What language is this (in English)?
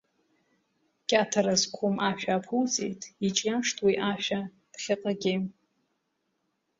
Abkhazian